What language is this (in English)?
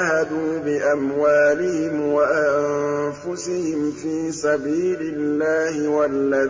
Arabic